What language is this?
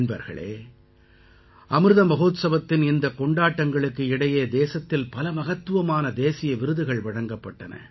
Tamil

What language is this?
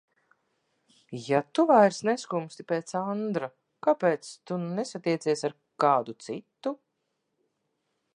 Latvian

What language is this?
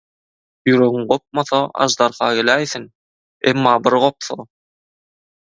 Turkmen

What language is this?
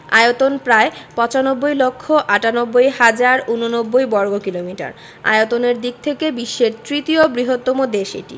Bangla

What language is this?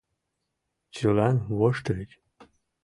Mari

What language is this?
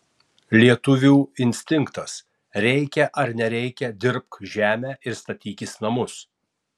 Lithuanian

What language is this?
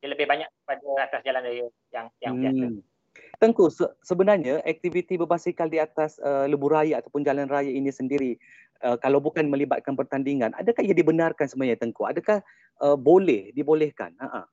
Malay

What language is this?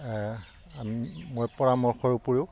Assamese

